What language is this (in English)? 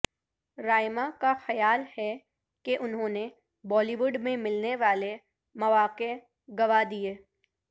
Urdu